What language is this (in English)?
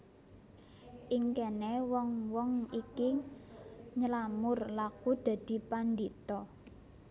Javanese